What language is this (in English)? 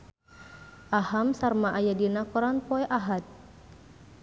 Sundanese